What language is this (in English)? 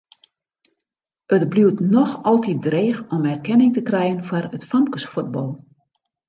Western Frisian